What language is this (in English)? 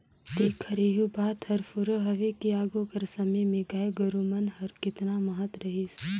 Chhattisgarhi